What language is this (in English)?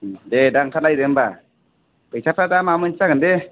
Bodo